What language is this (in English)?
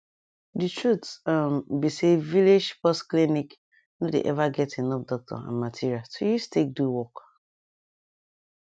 Nigerian Pidgin